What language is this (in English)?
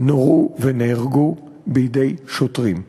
Hebrew